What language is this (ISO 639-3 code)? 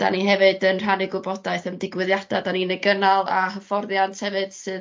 cym